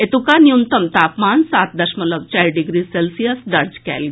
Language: Maithili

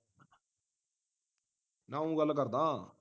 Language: Punjabi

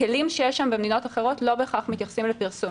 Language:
Hebrew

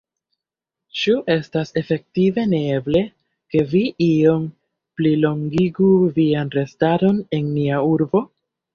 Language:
Esperanto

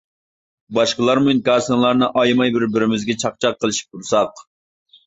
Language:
Uyghur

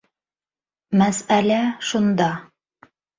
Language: Bashkir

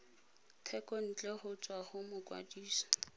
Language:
Tswana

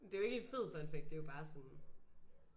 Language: Danish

